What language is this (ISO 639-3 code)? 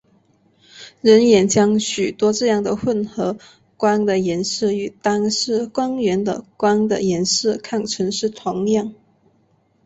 zho